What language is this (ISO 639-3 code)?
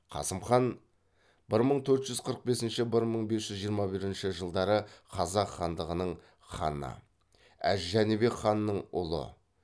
kaz